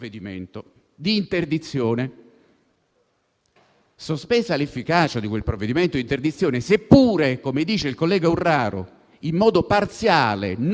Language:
Italian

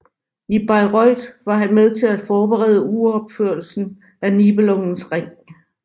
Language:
Danish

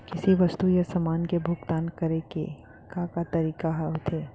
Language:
Chhattisgarhi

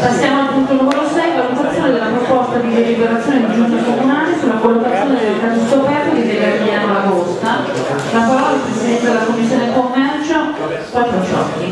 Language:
Italian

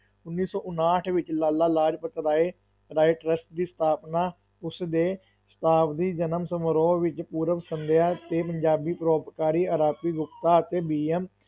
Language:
Punjabi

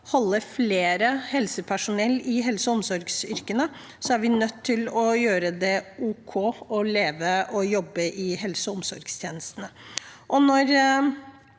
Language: Norwegian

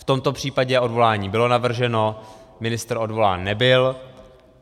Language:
Czech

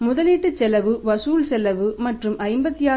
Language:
Tamil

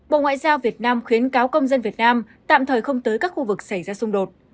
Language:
Vietnamese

